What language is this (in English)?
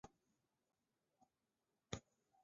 Chinese